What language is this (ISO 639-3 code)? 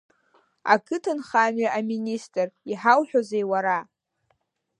abk